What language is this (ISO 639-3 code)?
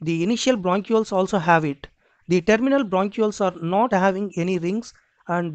eng